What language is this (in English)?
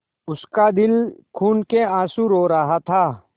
Hindi